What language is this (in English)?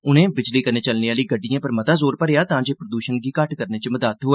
Dogri